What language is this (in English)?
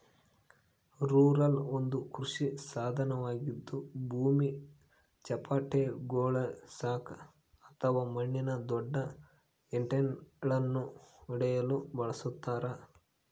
Kannada